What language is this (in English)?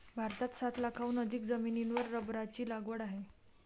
Marathi